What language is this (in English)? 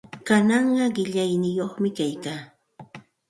Santa Ana de Tusi Pasco Quechua